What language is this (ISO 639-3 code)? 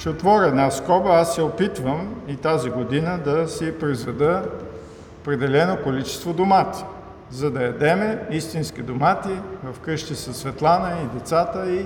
bul